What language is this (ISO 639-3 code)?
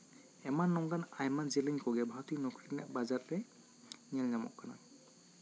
sat